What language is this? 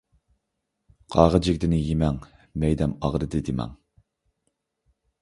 Uyghur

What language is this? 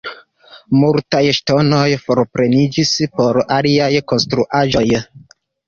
Esperanto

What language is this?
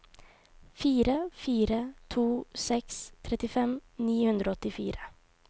Norwegian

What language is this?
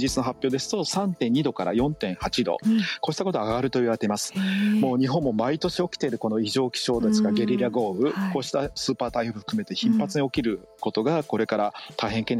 Japanese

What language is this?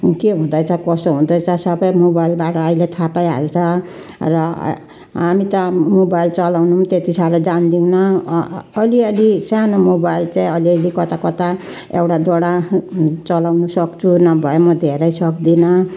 Nepali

